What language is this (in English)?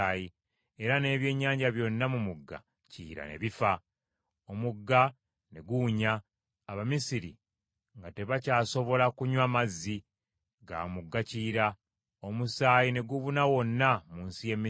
Ganda